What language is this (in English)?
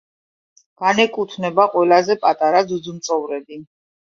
Georgian